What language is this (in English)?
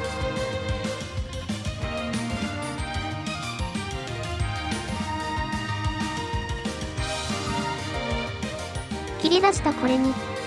Japanese